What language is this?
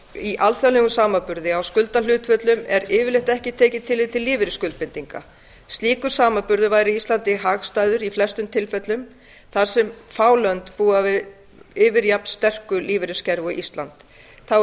Icelandic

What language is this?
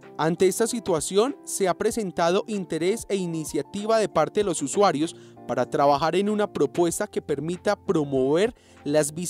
Spanish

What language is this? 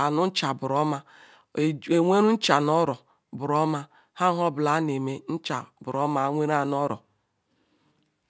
Ikwere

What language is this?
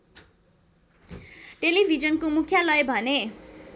Nepali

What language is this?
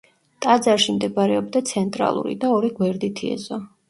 Georgian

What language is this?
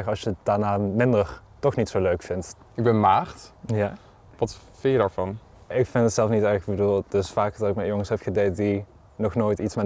Dutch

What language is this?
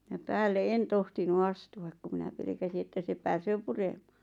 Finnish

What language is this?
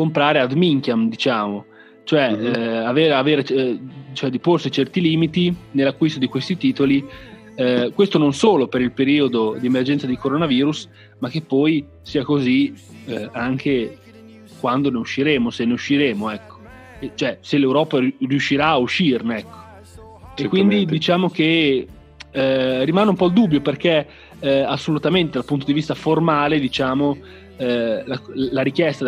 Italian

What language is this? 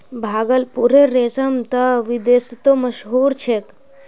Magahi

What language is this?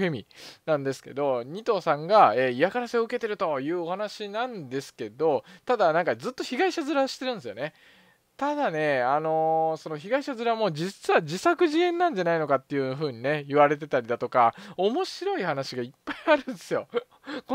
Japanese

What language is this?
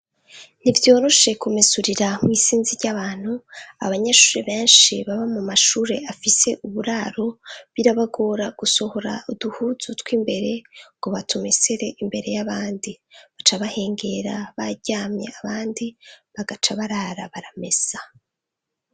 Rundi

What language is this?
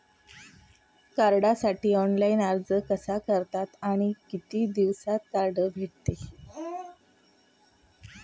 Marathi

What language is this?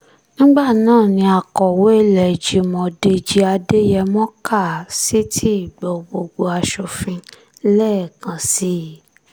Yoruba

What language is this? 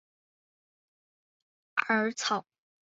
Chinese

